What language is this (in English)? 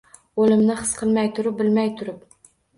Uzbek